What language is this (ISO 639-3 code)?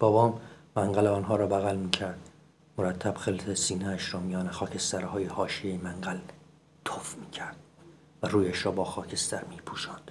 fas